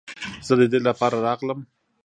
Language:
Pashto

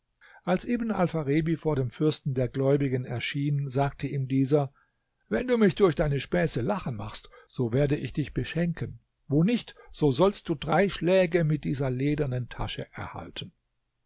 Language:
German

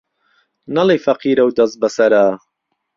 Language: Central Kurdish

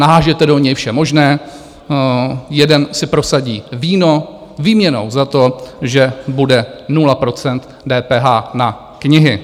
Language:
Czech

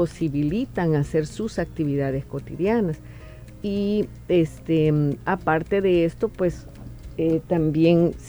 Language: Spanish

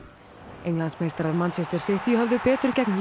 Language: Icelandic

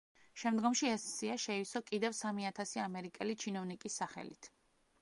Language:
Georgian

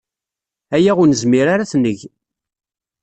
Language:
Kabyle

